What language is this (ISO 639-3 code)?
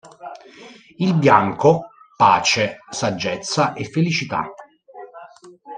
ita